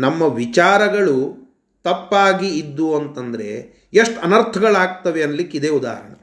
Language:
Kannada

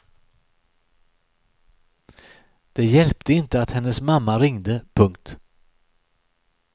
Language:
Swedish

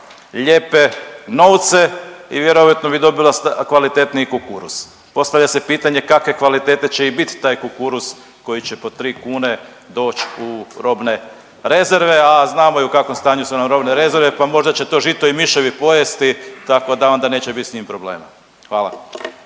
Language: Croatian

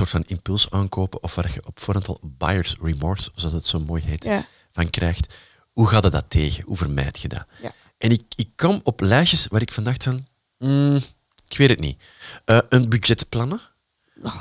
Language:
Dutch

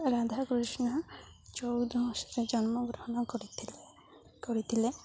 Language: Odia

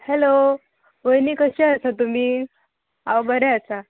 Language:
Konkani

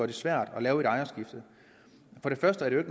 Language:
Danish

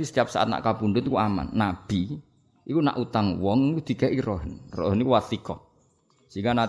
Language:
Indonesian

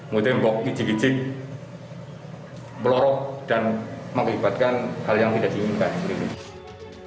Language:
Indonesian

